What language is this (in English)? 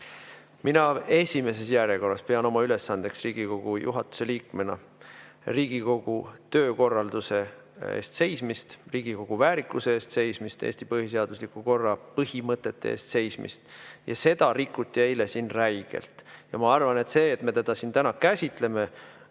Estonian